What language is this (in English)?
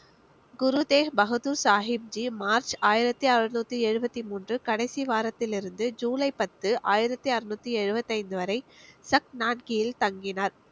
Tamil